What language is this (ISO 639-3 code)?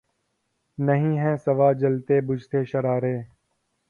urd